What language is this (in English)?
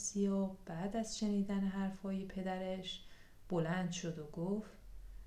Persian